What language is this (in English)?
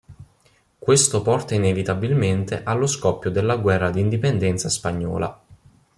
Italian